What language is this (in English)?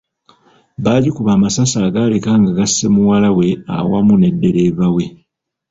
Ganda